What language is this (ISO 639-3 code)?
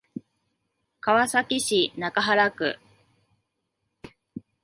jpn